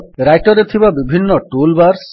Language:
Odia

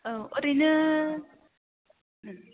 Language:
Bodo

